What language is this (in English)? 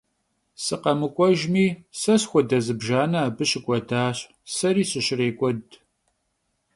Kabardian